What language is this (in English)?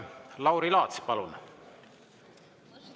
Estonian